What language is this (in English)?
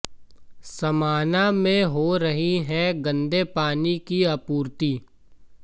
Hindi